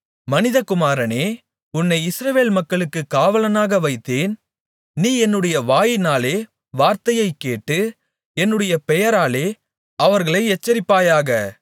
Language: Tamil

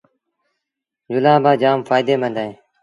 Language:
Sindhi Bhil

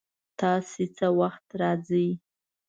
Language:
Pashto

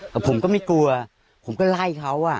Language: Thai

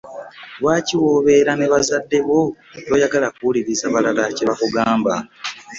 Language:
Ganda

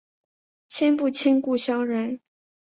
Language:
Chinese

